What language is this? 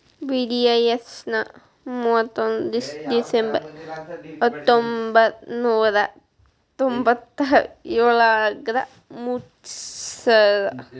Kannada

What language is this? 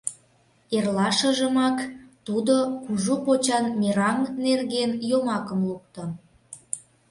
Mari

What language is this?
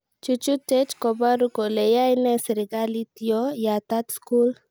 Kalenjin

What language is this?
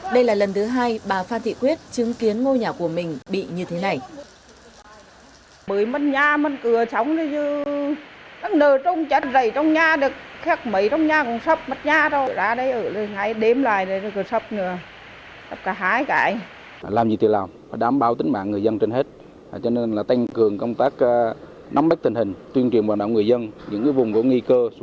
Vietnamese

